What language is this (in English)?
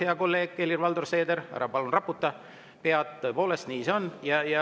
Estonian